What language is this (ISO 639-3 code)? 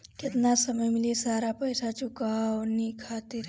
bho